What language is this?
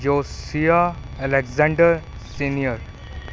Punjabi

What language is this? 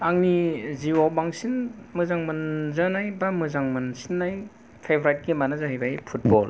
Bodo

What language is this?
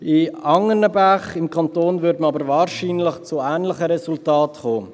Swiss German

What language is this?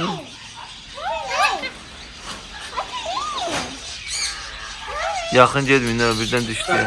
Turkish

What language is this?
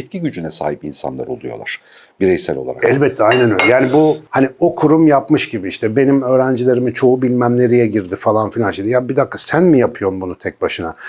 Turkish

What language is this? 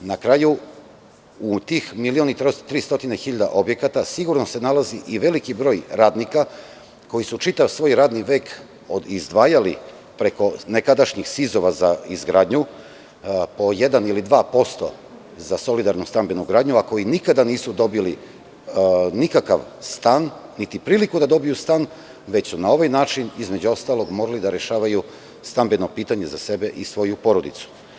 Serbian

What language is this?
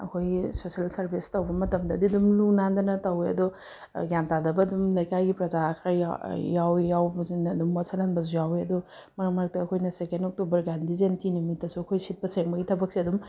Manipuri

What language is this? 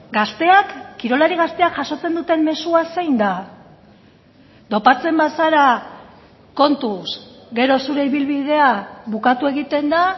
Basque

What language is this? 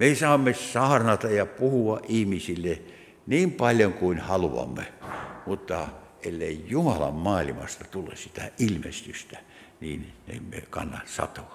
Finnish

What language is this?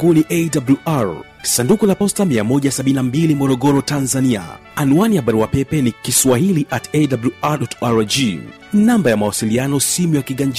Swahili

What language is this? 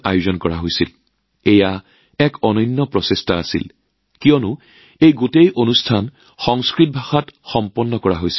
Assamese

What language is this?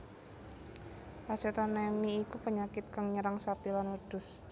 Javanese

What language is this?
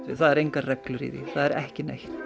Icelandic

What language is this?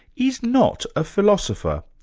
English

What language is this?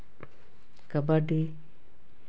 Santali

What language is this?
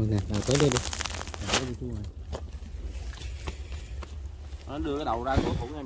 Vietnamese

